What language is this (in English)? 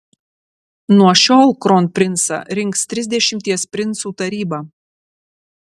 Lithuanian